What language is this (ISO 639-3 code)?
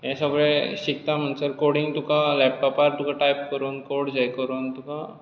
kok